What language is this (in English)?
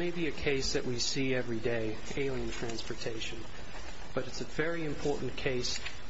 English